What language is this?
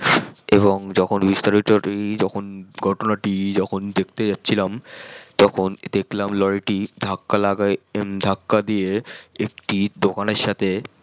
Bangla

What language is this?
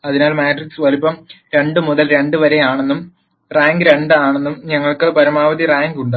Malayalam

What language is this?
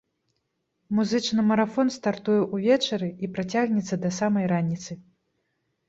Belarusian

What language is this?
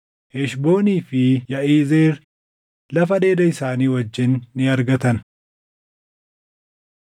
Oromo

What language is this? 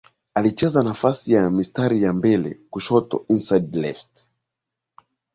Swahili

